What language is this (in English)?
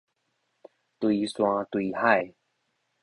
Min Nan Chinese